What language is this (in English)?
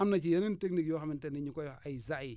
Wolof